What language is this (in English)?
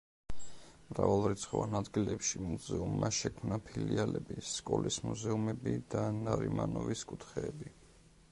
Georgian